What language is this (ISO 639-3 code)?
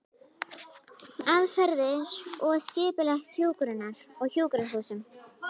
isl